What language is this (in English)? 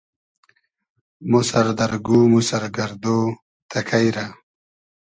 Hazaragi